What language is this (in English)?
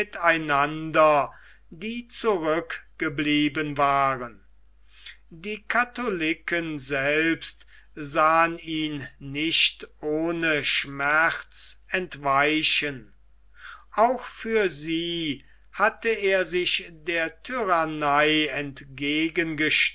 German